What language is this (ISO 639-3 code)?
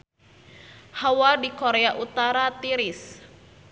sun